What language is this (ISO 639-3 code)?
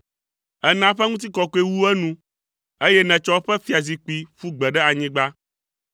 ewe